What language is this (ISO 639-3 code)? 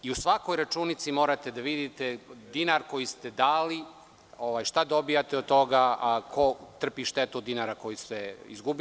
srp